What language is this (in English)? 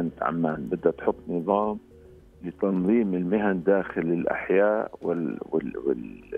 Arabic